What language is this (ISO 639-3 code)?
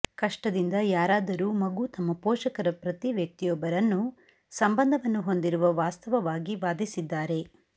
kan